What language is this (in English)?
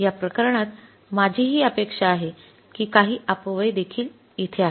Marathi